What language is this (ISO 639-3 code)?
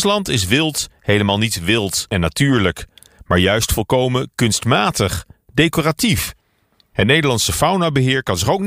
nld